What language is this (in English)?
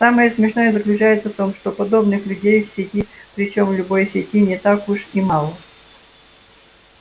Russian